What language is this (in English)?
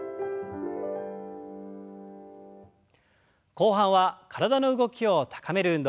Japanese